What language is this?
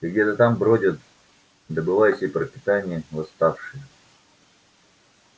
Russian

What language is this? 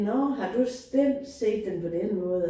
Danish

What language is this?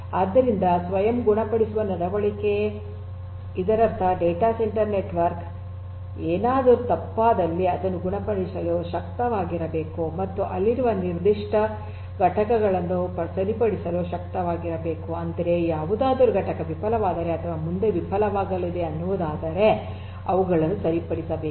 Kannada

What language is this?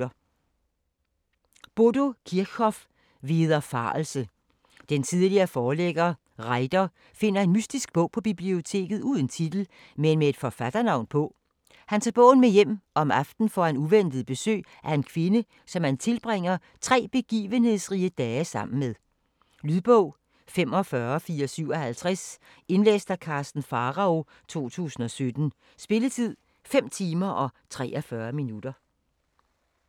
Danish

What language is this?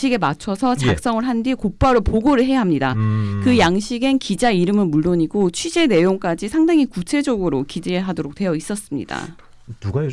Korean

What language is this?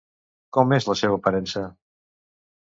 Catalan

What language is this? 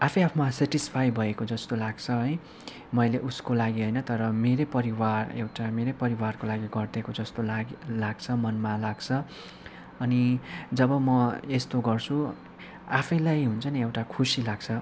Nepali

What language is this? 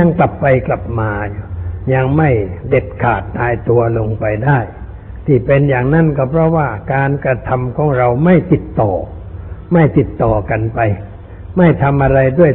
Thai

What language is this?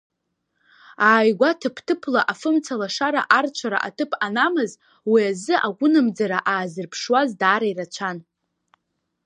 Abkhazian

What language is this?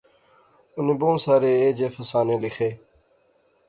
Pahari-Potwari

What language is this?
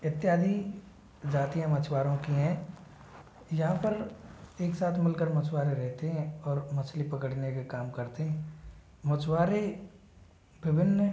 Hindi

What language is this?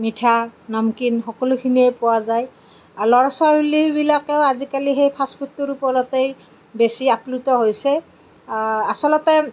Assamese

